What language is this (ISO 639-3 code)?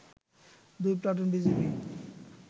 ben